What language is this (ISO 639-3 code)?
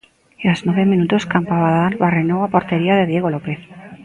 glg